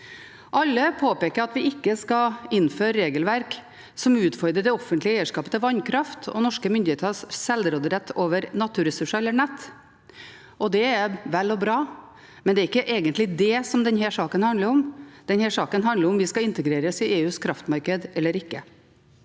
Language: Norwegian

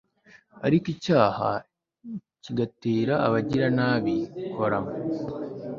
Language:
Kinyarwanda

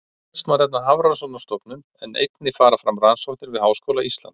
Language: Icelandic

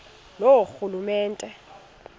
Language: Xhosa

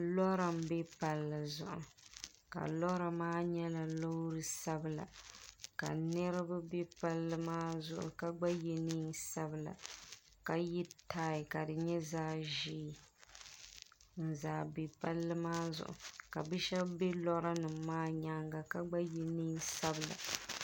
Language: Dagbani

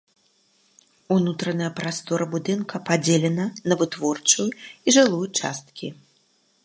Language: Belarusian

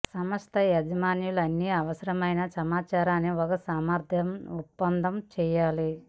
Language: Telugu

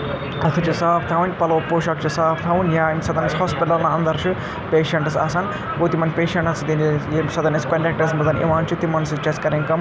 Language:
Kashmiri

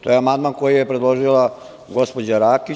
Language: Serbian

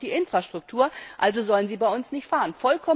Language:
German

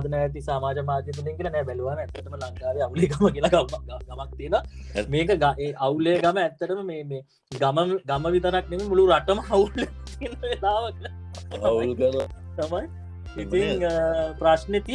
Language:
Indonesian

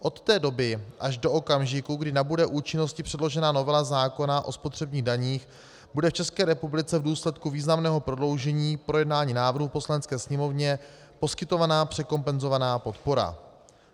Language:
Czech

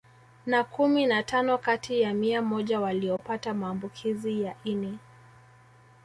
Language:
Swahili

